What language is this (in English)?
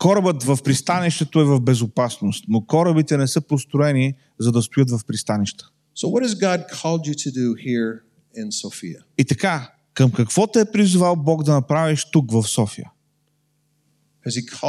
Bulgarian